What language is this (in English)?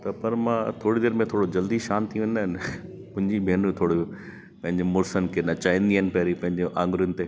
Sindhi